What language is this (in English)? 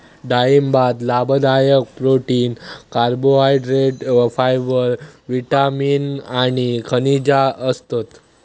Marathi